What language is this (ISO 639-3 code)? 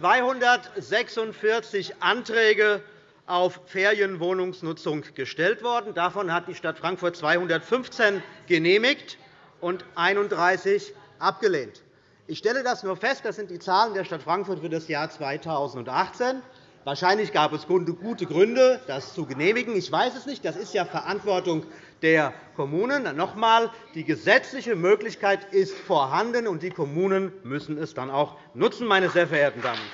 deu